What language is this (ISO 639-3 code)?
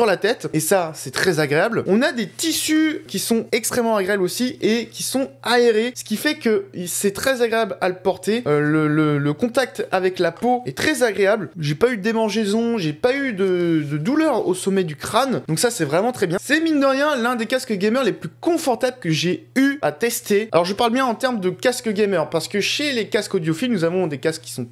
fra